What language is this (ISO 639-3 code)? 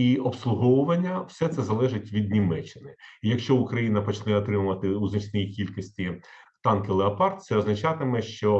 ukr